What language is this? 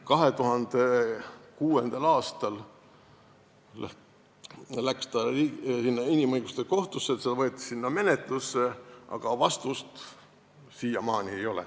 Estonian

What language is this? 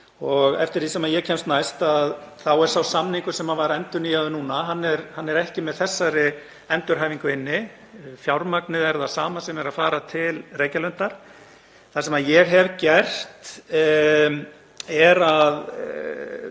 Icelandic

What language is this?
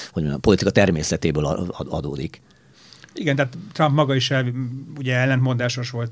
Hungarian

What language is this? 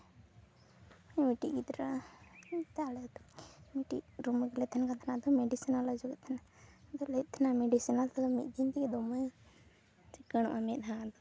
Santali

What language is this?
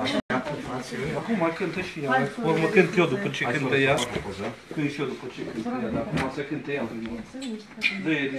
Romanian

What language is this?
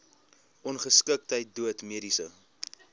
Afrikaans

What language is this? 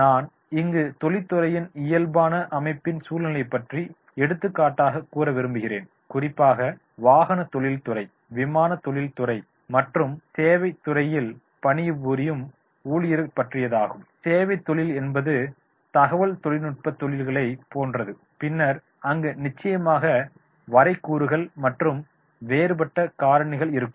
Tamil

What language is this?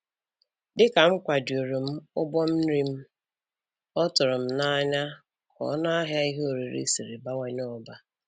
Igbo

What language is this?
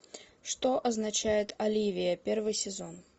Russian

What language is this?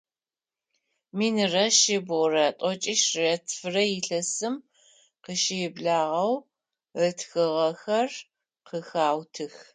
Adyghe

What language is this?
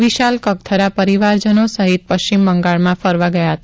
Gujarati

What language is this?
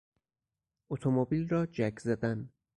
Persian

